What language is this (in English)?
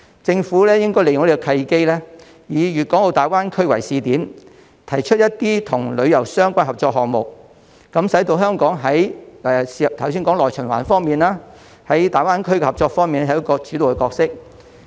Cantonese